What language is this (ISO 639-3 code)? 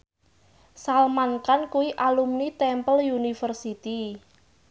jav